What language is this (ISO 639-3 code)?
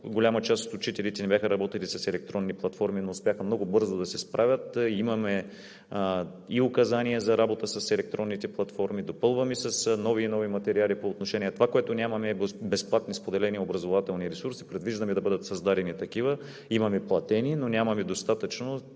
bul